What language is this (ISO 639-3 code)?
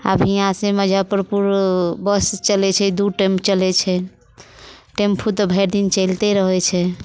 mai